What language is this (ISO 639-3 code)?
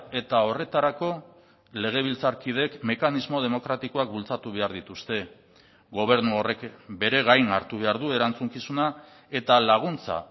eus